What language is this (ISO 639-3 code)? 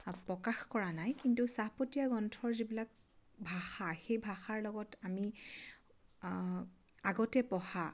asm